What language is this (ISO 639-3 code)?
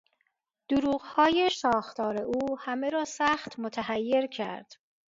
fas